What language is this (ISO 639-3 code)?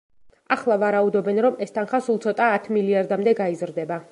kat